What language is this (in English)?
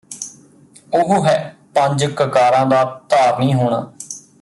Punjabi